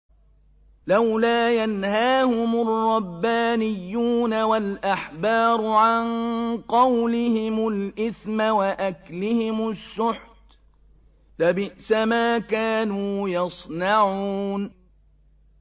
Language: Arabic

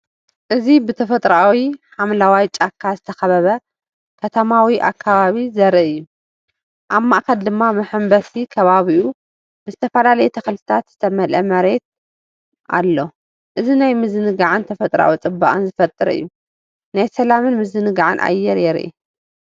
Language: Tigrinya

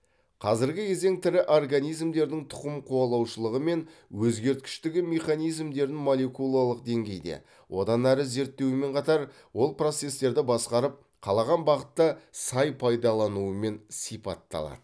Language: Kazakh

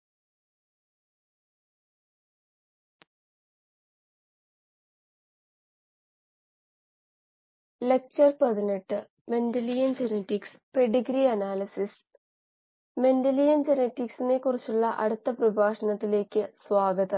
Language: Malayalam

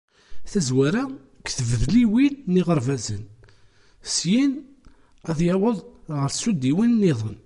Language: Kabyle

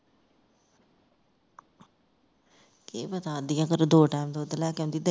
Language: Punjabi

